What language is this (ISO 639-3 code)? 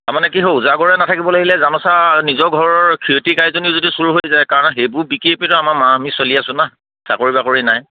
asm